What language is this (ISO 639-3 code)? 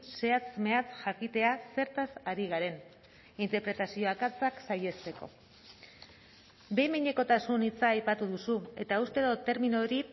eus